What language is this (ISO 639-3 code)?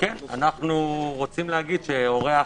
heb